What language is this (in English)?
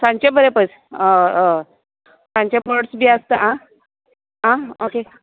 Konkani